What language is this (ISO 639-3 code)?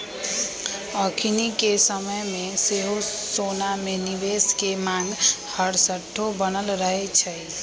mag